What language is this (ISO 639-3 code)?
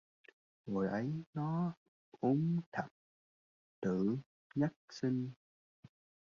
vie